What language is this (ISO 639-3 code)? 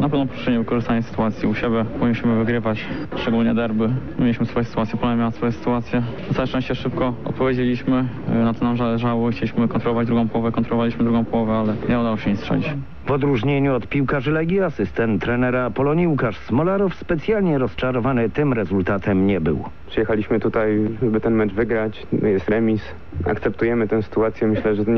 pol